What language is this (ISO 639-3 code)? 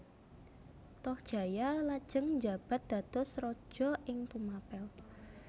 jav